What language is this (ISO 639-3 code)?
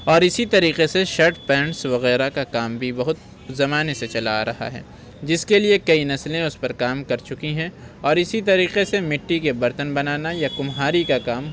urd